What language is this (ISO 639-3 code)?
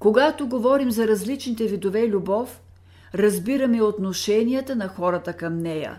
bul